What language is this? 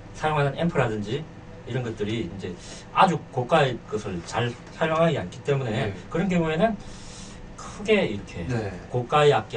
Korean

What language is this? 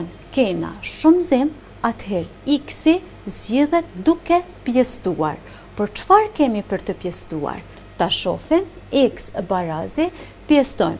Turkish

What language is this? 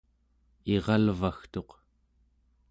Central Yupik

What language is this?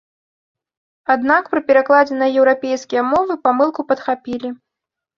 Belarusian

